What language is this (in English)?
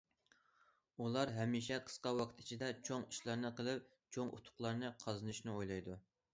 Uyghur